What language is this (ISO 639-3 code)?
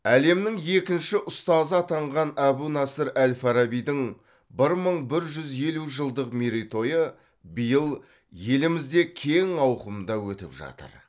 kaz